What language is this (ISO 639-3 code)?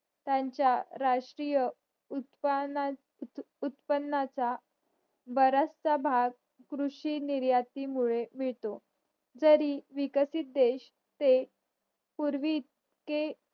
mar